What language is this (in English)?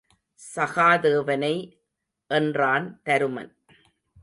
Tamil